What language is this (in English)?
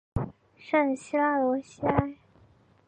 Chinese